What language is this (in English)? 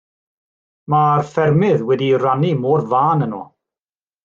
Welsh